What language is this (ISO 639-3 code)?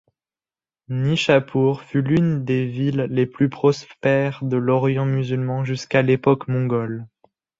fra